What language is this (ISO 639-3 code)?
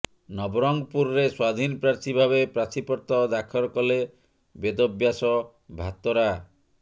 ori